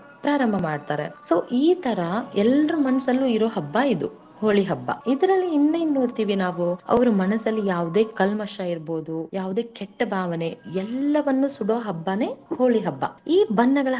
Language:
Kannada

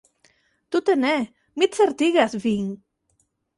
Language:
Esperanto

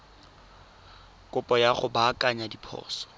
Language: Tswana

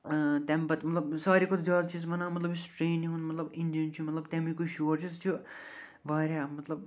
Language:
Kashmiri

